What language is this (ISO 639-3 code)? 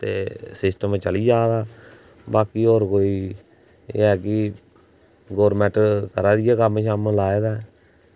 doi